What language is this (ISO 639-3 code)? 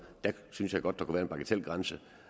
dan